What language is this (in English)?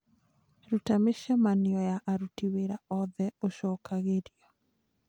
Kikuyu